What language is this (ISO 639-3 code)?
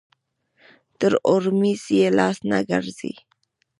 pus